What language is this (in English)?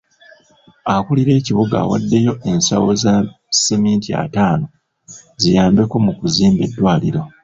Ganda